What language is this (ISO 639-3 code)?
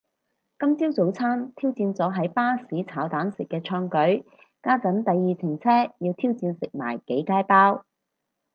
yue